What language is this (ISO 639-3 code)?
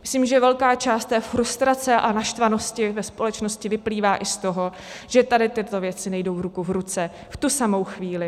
ces